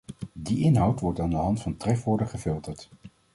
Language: Dutch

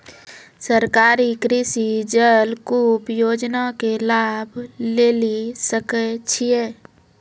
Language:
Maithili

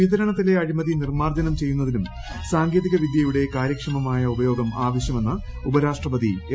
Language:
Malayalam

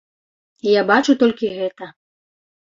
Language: Belarusian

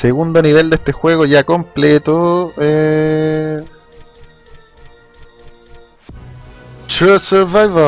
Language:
Spanish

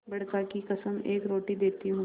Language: Hindi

